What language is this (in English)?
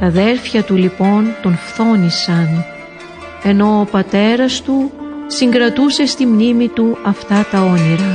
Greek